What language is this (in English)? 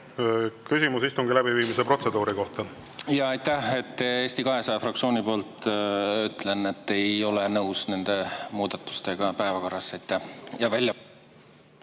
Estonian